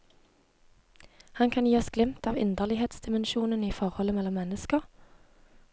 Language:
Norwegian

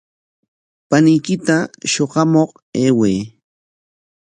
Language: Corongo Ancash Quechua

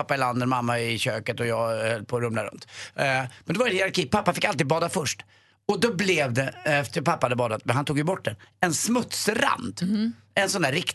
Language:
Swedish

